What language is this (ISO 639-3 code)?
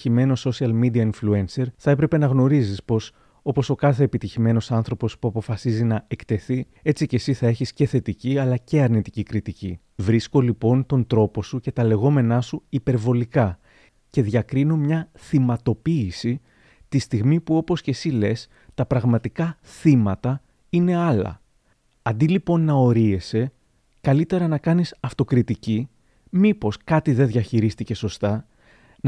ell